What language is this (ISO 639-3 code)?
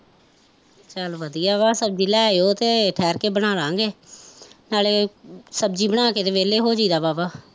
pan